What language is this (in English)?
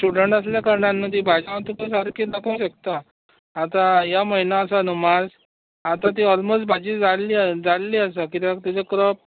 Konkani